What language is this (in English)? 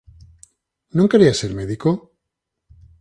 Galician